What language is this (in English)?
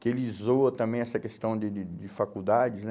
Portuguese